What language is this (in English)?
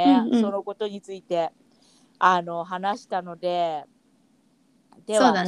Japanese